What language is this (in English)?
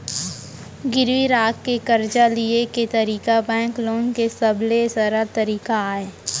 Chhattisgarhi